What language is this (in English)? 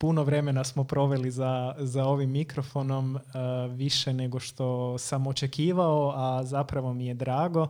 Croatian